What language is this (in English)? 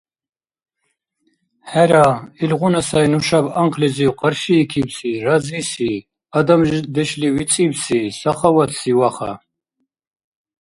Dargwa